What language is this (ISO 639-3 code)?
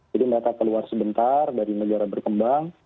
ind